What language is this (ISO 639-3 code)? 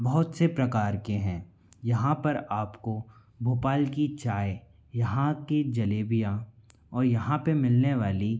hin